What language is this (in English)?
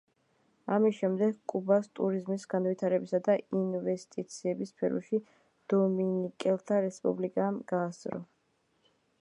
Georgian